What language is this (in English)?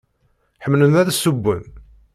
Kabyle